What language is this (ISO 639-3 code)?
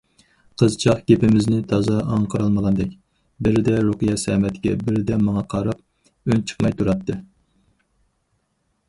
uig